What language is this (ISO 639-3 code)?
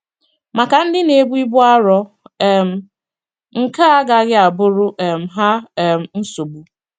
ibo